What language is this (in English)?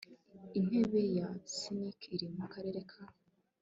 Kinyarwanda